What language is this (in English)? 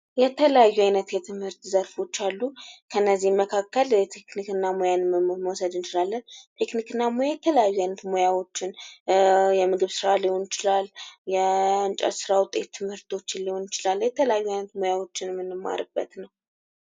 Amharic